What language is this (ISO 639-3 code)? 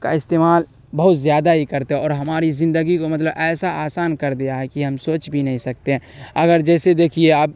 urd